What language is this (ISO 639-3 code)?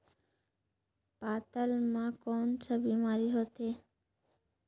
hne